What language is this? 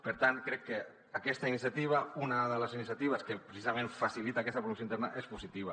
Catalan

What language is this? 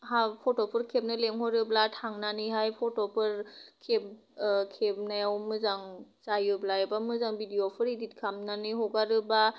Bodo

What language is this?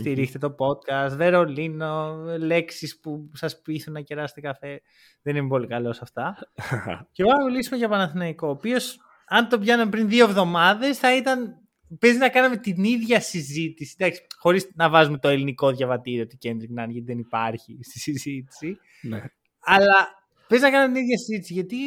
Greek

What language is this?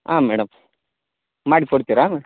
Kannada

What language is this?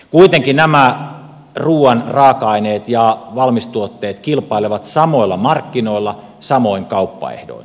Finnish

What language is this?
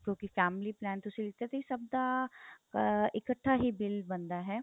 Punjabi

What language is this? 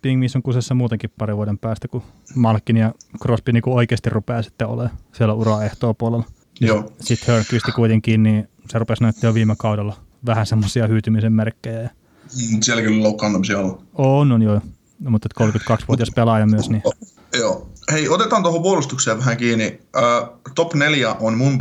Finnish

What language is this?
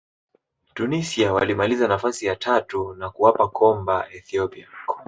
Swahili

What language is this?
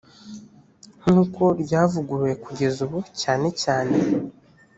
Kinyarwanda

